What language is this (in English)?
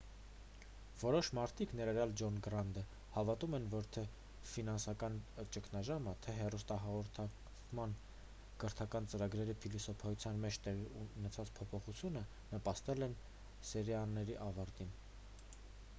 Armenian